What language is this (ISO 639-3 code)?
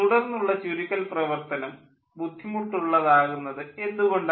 mal